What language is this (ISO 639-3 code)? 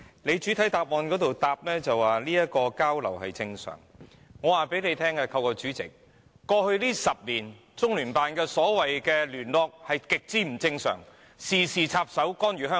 yue